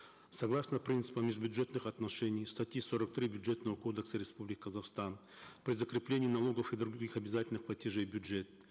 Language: Kazakh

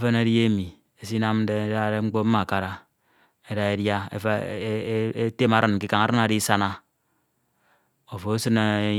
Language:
Ito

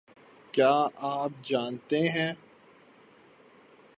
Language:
Urdu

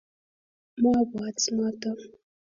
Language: Kalenjin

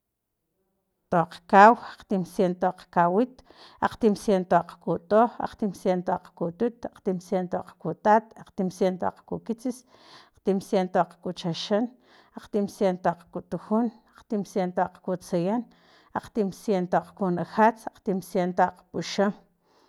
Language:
Filomena Mata-Coahuitlán Totonac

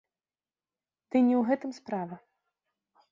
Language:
Belarusian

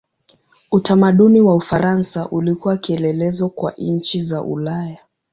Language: Swahili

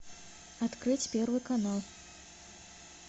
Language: Russian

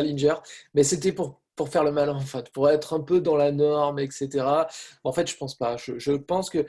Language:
French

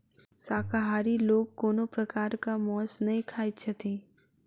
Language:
Maithili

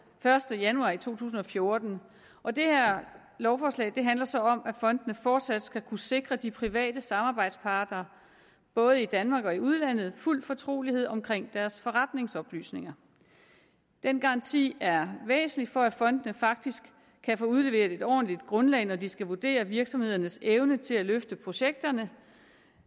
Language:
Danish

